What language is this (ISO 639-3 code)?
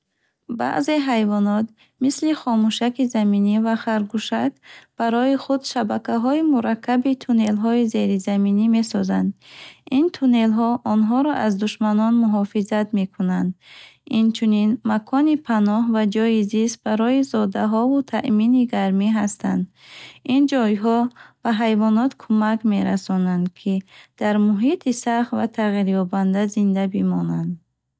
bhh